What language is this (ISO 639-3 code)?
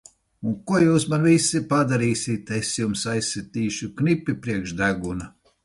lav